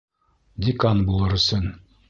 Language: Bashkir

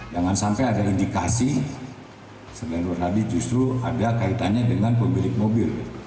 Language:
Indonesian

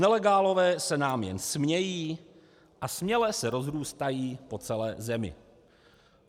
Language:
Czech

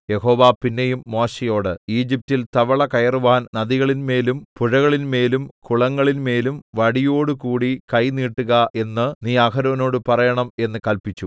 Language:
Malayalam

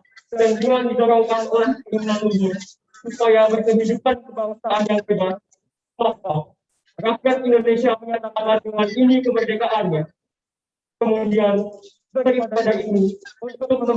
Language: Indonesian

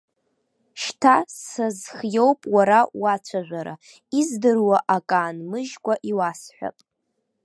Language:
Abkhazian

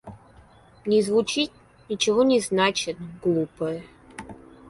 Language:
Russian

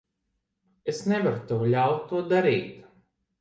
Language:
Latvian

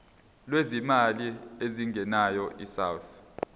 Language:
Zulu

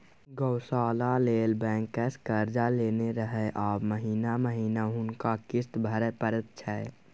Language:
Maithili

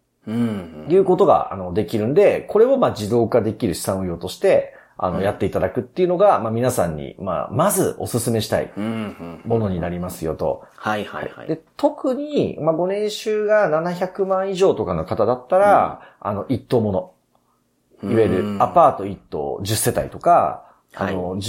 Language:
Japanese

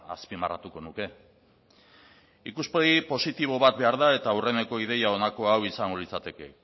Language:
Basque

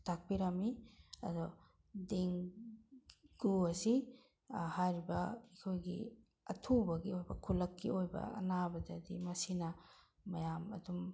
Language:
Manipuri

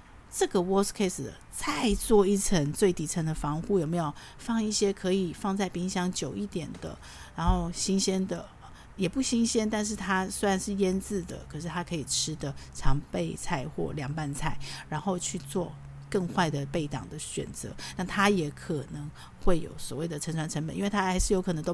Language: Chinese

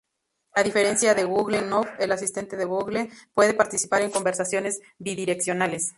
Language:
Spanish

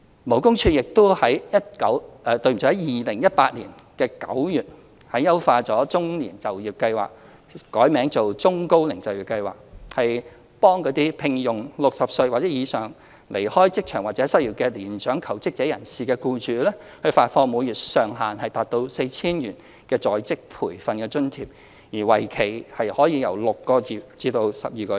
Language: Cantonese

